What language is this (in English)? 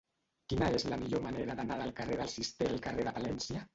Catalan